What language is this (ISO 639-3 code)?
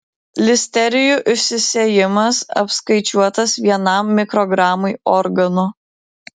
lit